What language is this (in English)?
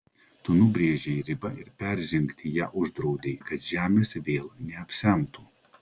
Lithuanian